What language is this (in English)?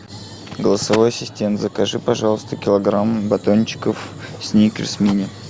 Russian